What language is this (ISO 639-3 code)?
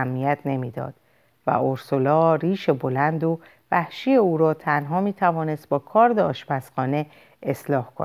fas